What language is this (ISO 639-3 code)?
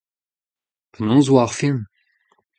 bre